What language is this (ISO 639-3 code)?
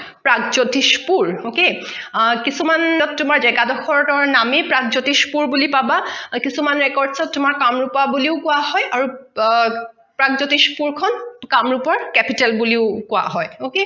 asm